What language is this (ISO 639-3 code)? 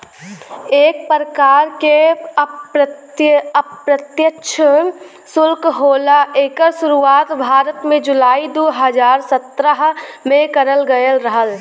bho